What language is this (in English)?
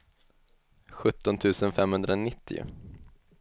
Swedish